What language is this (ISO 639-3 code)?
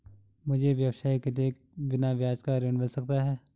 hin